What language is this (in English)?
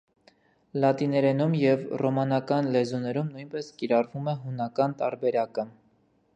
Armenian